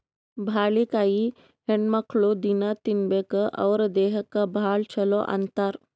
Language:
Kannada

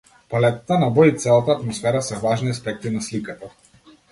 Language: Macedonian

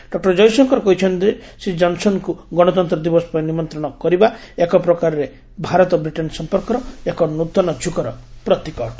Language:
Odia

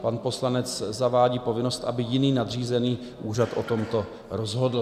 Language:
Czech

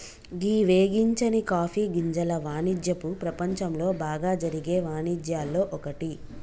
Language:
Telugu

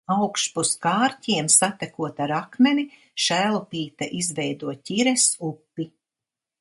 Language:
Latvian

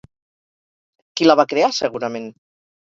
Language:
Catalan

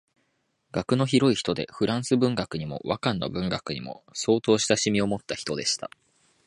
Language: Japanese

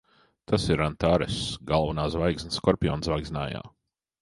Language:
Latvian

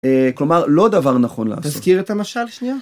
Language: Hebrew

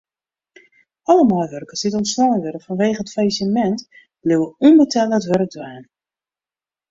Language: Western Frisian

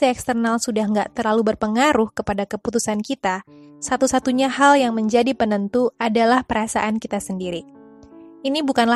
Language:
Indonesian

